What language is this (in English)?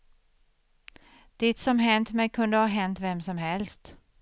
Swedish